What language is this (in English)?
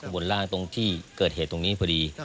Thai